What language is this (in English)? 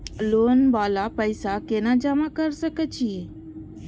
Maithili